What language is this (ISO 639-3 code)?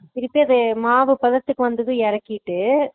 tam